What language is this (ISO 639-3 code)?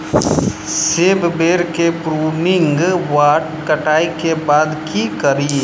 mai